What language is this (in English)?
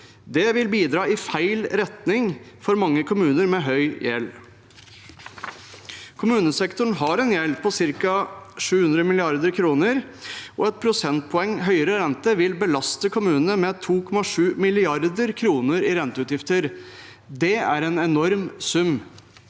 Norwegian